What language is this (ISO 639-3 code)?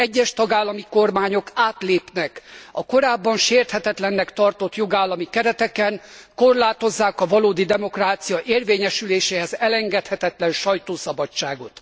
hun